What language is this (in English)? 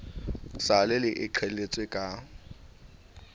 Southern Sotho